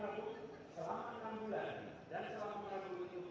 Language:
Indonesian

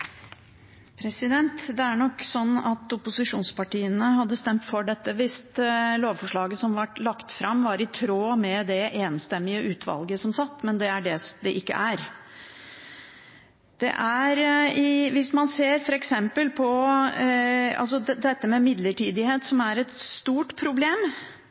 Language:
Norwegian Bokmål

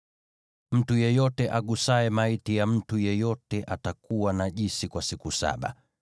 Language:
Swahili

